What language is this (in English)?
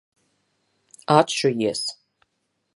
Latvian